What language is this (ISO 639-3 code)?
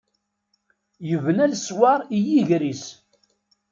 kab